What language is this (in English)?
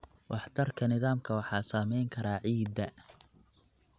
Somali